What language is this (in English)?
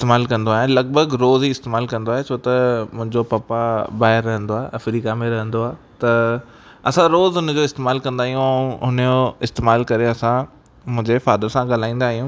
Sindhi